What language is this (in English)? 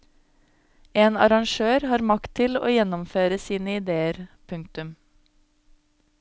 Norwegian